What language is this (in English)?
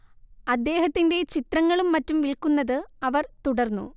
Malayalam